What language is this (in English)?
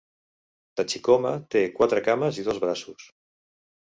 Catalan